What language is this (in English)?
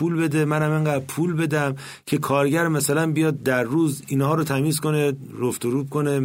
Persian